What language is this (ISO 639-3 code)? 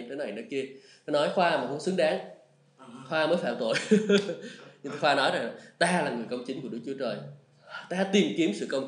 vie